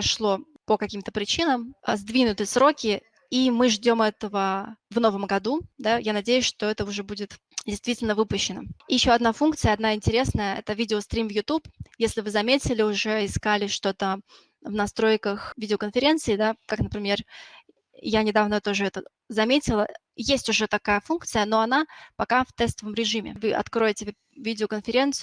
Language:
Russian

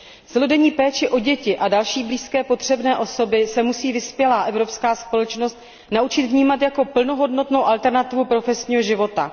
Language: Czech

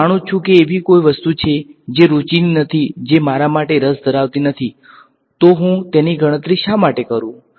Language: Gujarati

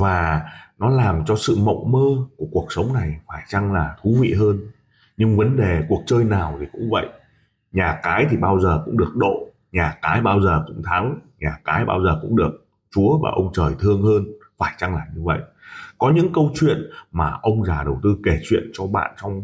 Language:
Vietnamese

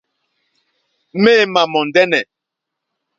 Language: Mokpwe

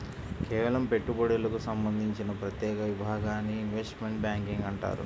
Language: Telugu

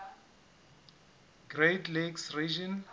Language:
Southern Sotho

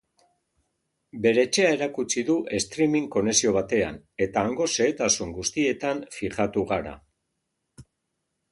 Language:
Basque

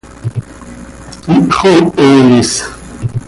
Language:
Seri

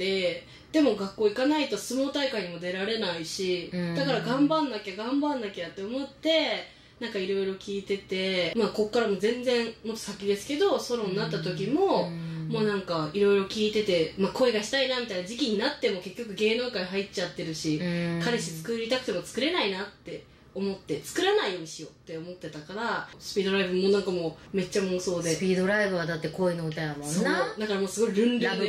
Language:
Japanese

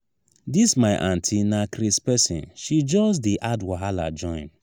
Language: Nigerian Pidgin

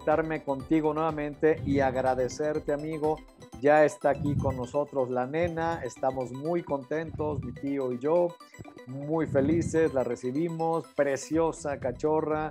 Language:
Spanish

